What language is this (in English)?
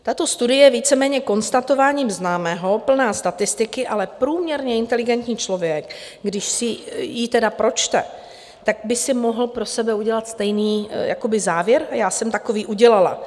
Czech